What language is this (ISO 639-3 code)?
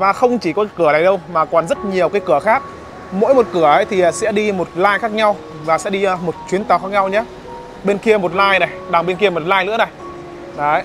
vie